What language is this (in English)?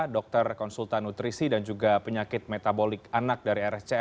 Indonesian